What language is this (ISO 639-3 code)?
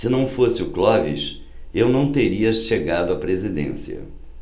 por